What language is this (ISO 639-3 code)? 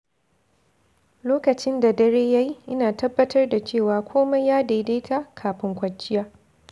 hau